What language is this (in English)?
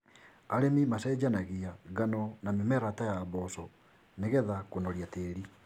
Kikuyu